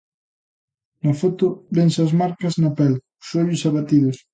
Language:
Galician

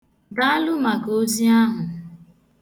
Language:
Igbo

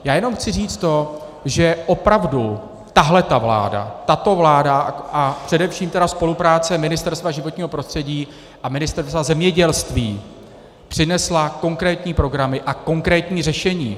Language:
Czech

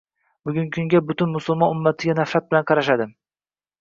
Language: Uzbek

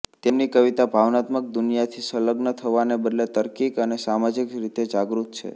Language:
Gujarati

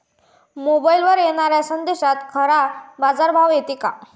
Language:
Marathi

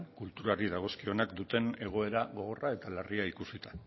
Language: Basque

